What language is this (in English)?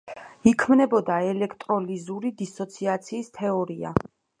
Georgian